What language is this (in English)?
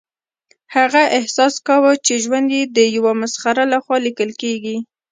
Pashto